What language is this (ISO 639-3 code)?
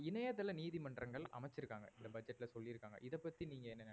tam